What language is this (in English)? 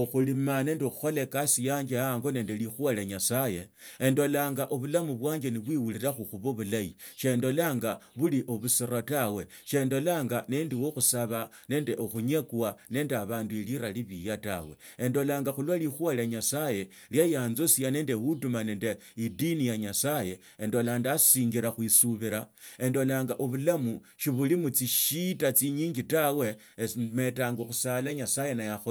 Tsotso